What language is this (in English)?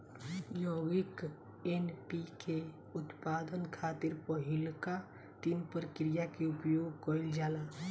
Bhojpuri